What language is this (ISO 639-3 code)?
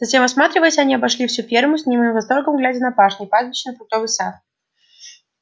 rus